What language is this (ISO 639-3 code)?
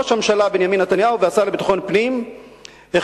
heb